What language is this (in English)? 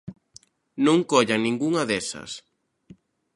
Galician